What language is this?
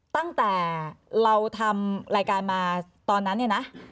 Thai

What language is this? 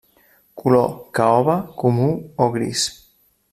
Catalan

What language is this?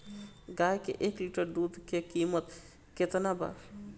Bhojpuri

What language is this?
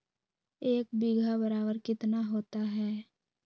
Magahi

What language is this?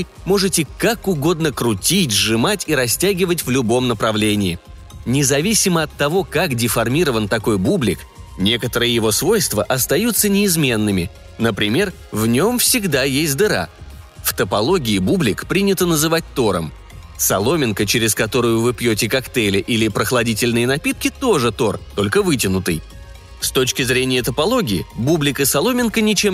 Russian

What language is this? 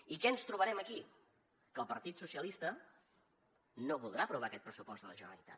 Catalan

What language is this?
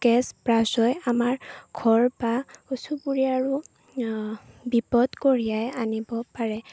Assamese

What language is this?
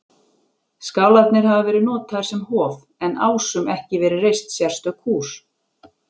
Icelandic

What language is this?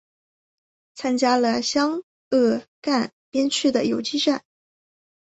Chinese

